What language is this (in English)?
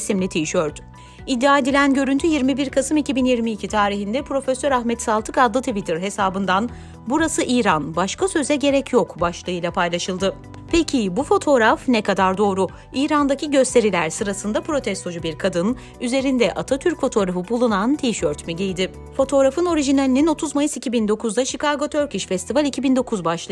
Turkish